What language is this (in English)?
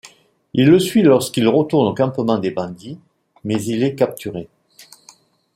French